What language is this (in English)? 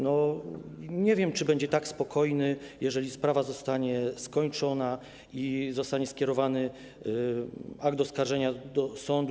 Polish